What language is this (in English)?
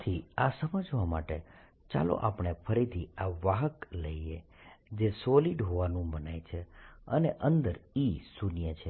Gujarati